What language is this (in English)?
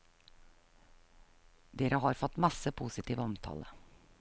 Norwegian